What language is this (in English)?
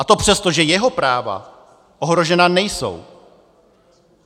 Czech